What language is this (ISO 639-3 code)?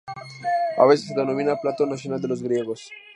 spa